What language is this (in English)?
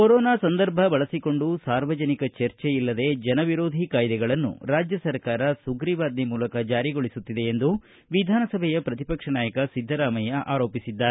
Kannada